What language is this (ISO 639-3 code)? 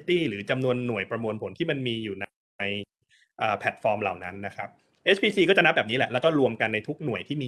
tha